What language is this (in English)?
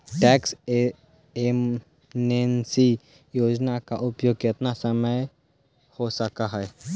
Magahi